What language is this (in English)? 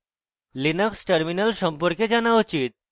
Bangla